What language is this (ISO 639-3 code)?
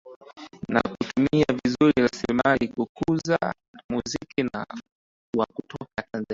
swa